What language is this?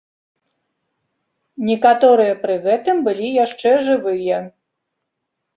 Belarusian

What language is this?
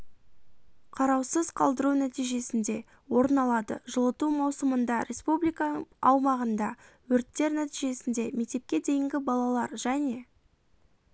Kazakh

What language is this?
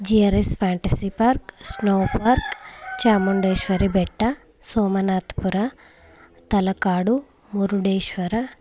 Kannada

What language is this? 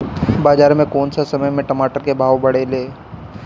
Bhojpuri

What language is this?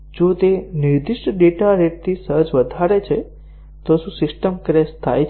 Gujarati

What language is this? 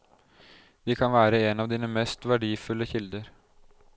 Norwegian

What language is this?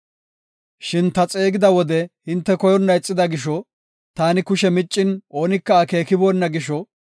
Gofa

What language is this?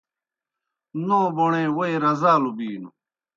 Kohistani Shina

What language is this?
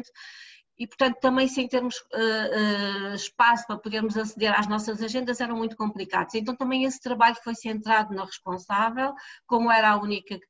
Portuguese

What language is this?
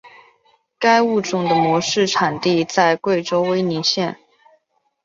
Chinese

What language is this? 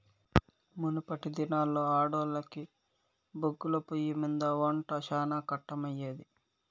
Telugu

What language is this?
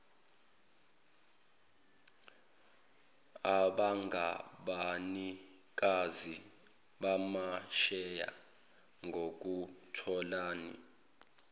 Zulu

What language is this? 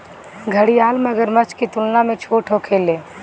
Bhojpuri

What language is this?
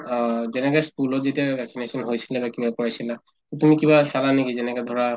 Assamese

